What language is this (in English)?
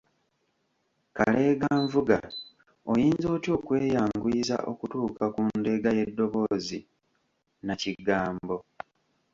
Ganda